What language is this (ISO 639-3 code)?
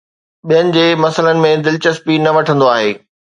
snd